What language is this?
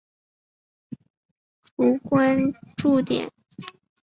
Chinese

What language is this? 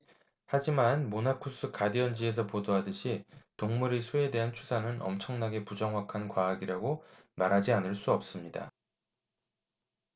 Korean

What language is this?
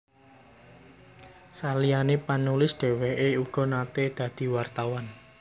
Javanese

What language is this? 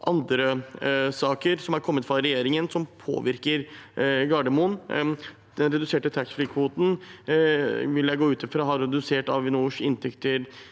Norwegian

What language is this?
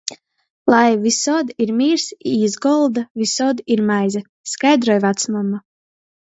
Latgalian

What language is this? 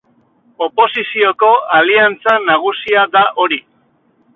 Basque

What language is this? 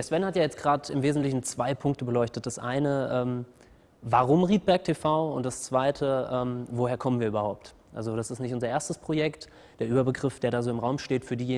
German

